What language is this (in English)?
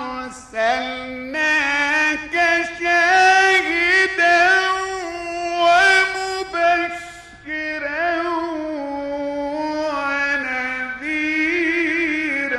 Arabic